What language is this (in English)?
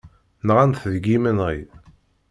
Kabyle